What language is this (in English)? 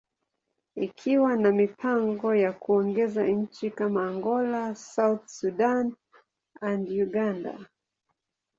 Swahili